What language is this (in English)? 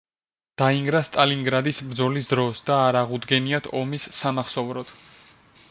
Georgian